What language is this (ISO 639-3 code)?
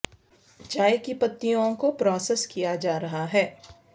urd